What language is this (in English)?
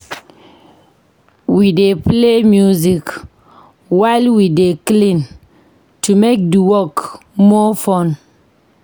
Nigerian Pidgin